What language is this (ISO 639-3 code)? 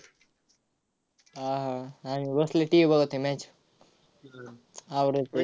mar